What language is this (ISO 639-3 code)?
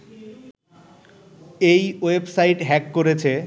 ben